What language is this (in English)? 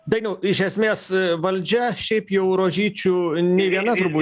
Lithuanian